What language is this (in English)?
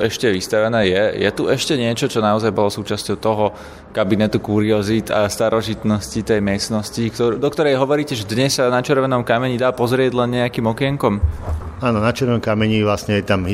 Slovak